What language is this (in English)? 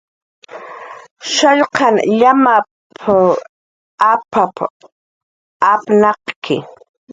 Jaqaru